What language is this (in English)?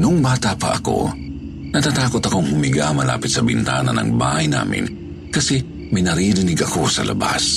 Filipino